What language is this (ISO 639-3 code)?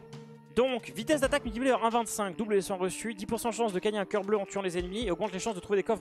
fra